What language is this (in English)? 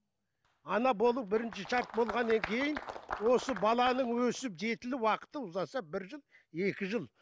Kazakh